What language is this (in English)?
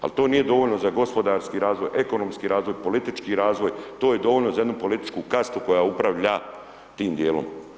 Croatian